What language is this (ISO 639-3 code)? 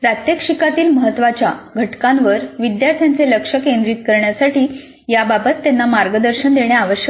mar